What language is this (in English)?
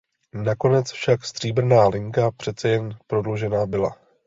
Czech